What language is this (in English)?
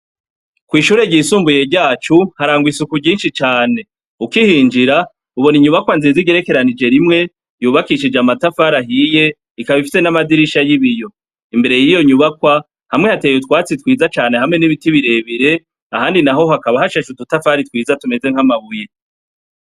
Rundi